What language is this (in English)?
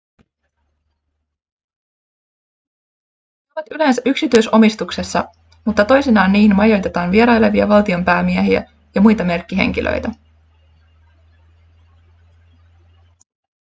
Finnish